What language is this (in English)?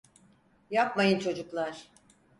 Turkish